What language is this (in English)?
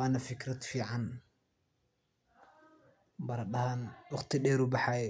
Somali